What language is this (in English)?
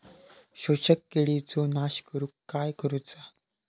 Marathi